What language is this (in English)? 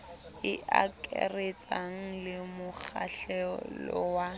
Southern Sotho